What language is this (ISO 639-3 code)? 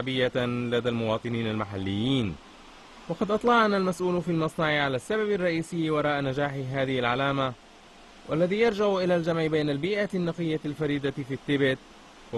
ara